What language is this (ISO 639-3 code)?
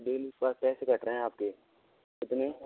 hin